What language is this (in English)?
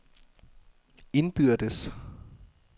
Danish